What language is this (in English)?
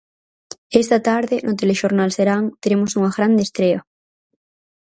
Galician